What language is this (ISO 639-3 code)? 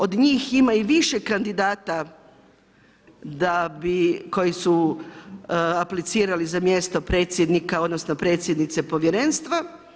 hrv